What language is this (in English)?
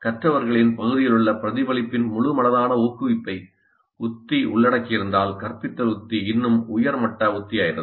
Tamil